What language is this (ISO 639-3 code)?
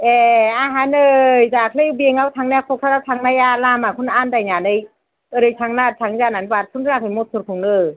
brx